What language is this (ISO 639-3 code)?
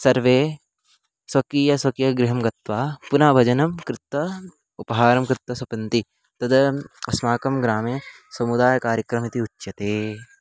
san